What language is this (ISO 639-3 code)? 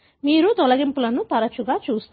tel